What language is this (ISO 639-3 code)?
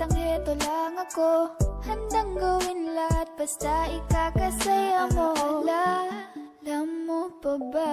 ind